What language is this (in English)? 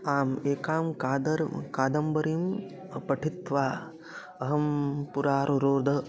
Sanskrit